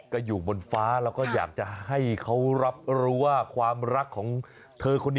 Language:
Thai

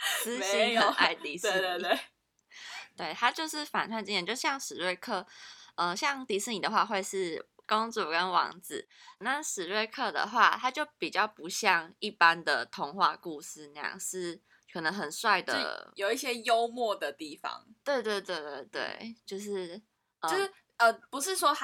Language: Chinese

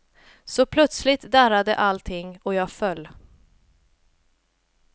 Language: Swedish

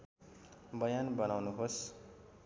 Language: Nepali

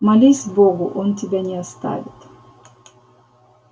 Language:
Russian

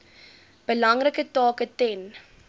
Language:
Afrikaans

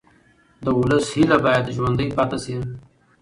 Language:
Pashto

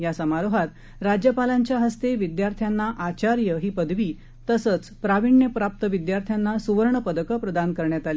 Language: Marathi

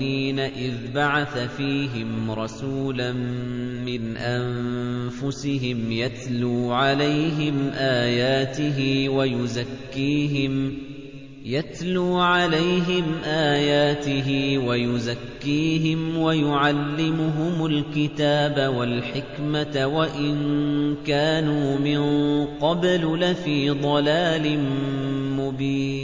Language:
Arabic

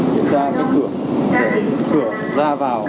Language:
Vietnamese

